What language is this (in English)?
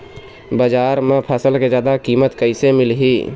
Chhattisgarhi